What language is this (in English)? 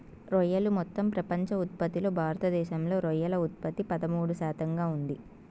Telugu